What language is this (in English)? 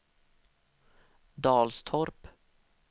Swedish